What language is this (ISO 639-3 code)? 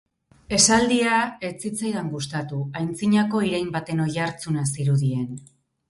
eus